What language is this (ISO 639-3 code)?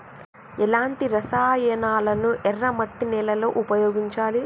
tel